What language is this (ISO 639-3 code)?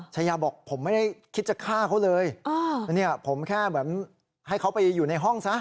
tha